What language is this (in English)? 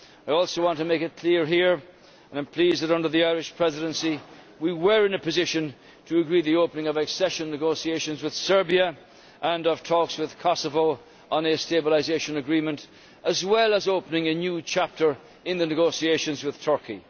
English